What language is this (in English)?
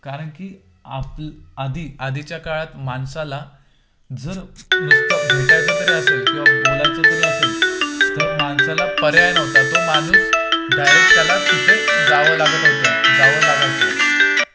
Marathi